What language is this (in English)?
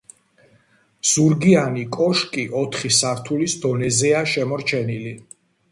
Georgian